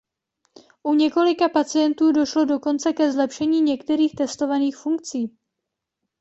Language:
Czech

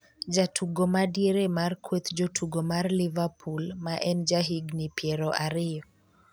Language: Luo (Kenya and Tanzania)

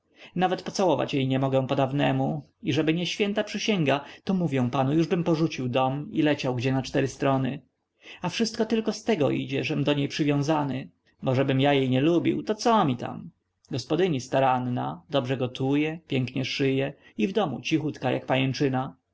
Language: Polish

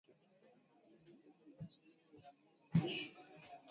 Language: Swahili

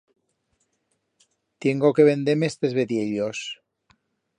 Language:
Aragonese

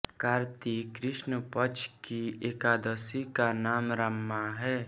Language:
Hindi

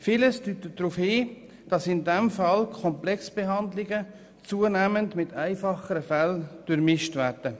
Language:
Swiss German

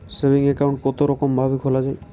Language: Bangla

